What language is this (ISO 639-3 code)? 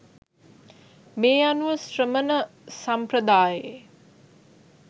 sin